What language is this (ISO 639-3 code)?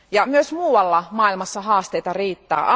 fin